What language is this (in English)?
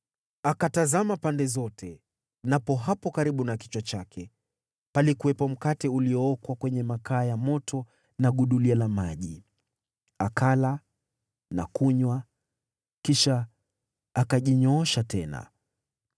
Swahili